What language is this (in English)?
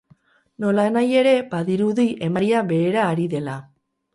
Basque